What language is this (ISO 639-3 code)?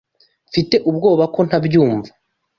kin